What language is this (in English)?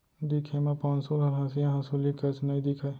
Chhattisgarhi